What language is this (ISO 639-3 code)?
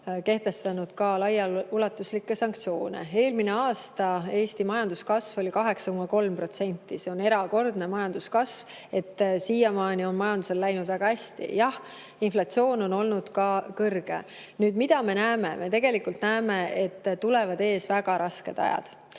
est